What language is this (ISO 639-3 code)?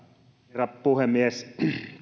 fin